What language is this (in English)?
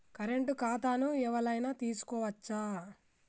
Telugu